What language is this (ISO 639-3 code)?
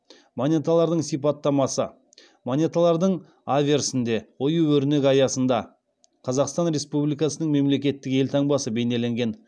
kaz